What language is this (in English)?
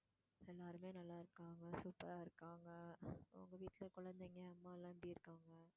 Tamil